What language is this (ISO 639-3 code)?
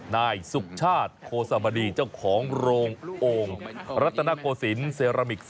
tha